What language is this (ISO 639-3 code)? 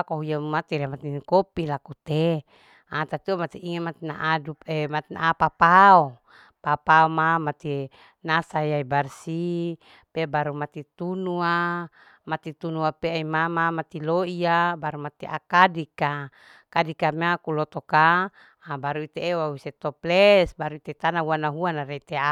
alo